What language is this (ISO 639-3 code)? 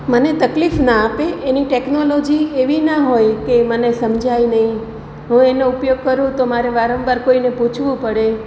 guj